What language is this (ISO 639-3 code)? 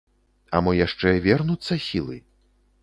bel